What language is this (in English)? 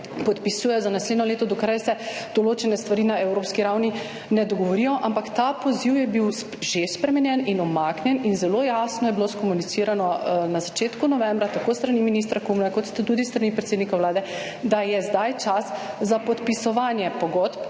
Slovenian